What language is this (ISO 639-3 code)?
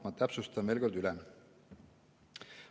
est